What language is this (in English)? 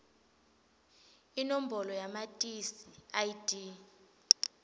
Swati